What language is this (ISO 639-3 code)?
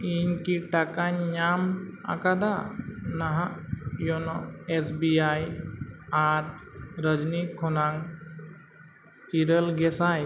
sat